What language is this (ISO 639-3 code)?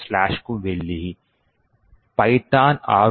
tel